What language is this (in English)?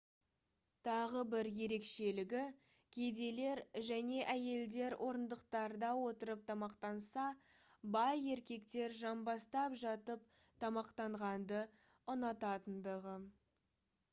Kazakh